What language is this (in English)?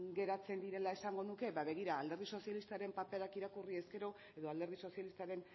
Basque